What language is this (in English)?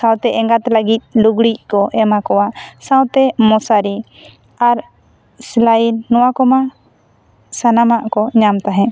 Santali